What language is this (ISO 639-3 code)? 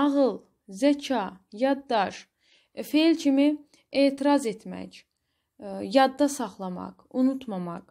tur